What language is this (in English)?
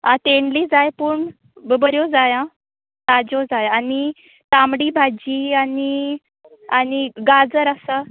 Konkani